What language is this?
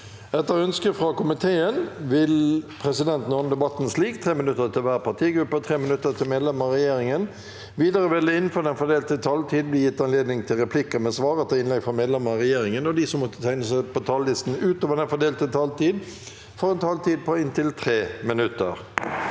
Norwegian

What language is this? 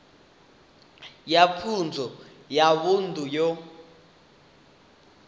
Venda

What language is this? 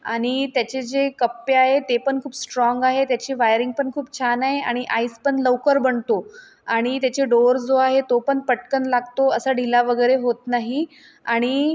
Marathi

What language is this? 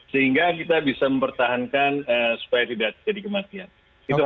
Indonesian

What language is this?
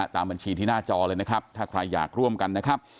Thai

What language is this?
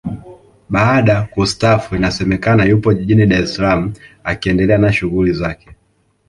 Swahili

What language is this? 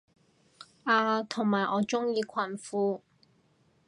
Cantonese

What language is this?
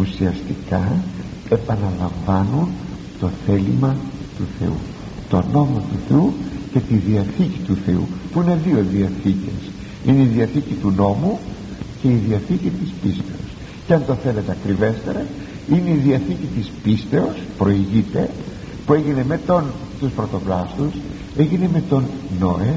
Greek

